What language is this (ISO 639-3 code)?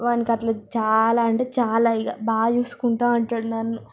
tel